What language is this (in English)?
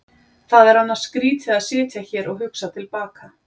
Icelandic